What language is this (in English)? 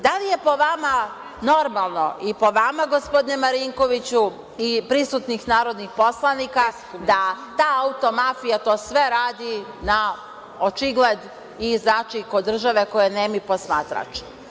Serbian